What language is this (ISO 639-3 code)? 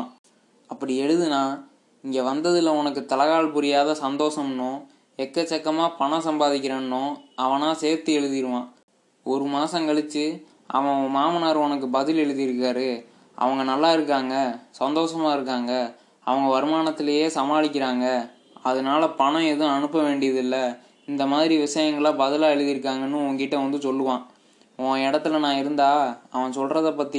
tam